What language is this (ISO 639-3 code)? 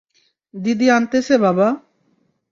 ben